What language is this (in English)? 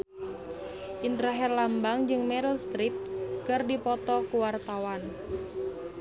Sundanese